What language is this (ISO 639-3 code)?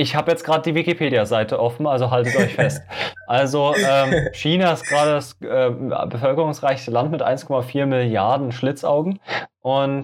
deu